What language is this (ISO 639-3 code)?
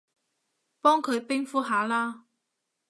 yue